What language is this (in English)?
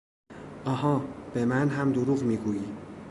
Persian